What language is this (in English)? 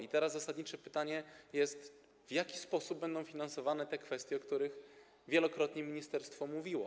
Polish